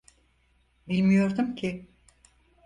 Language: Turkish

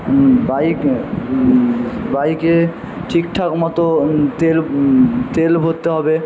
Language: Bangla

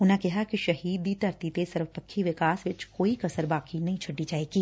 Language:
Punjabi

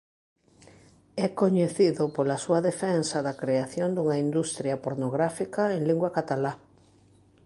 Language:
Galician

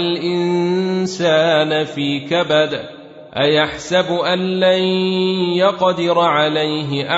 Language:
Arabic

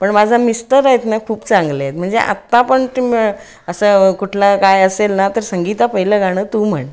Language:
Marathi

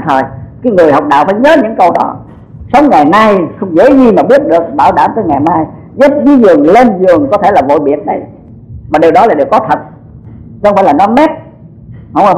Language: Vietnamese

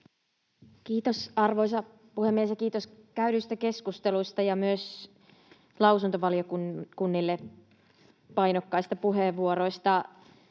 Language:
Finnish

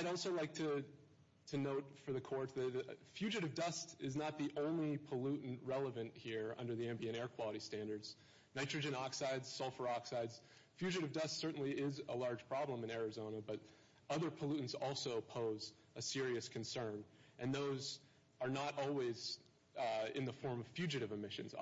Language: English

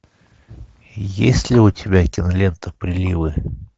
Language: Russian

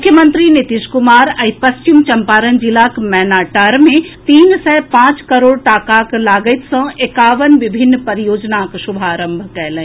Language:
Maithili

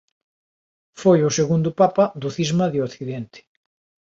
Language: Galician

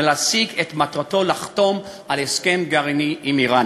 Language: Hebrew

